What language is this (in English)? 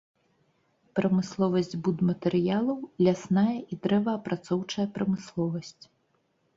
Belarusian